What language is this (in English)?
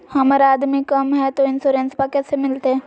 Magahi